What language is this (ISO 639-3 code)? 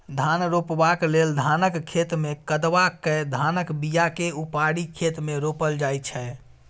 mai